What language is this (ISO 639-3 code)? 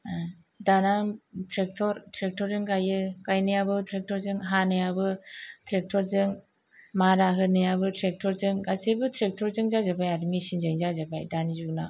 brx